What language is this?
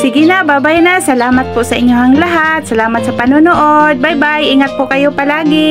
Filipino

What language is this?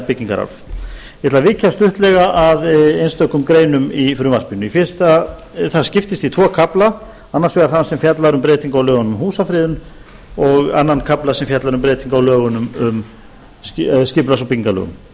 Icelandic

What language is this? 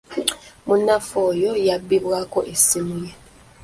Ganda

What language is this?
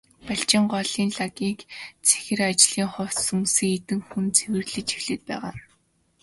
Mongolian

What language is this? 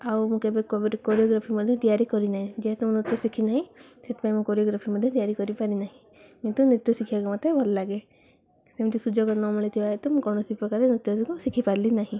Odia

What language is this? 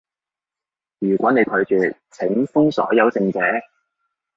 Cantonese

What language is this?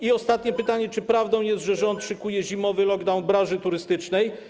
Polish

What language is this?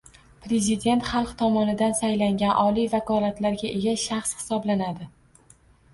Uzbek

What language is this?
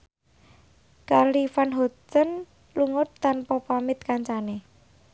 Javanese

